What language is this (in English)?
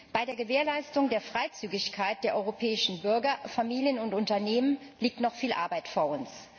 German